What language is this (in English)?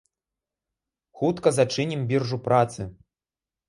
Belarusian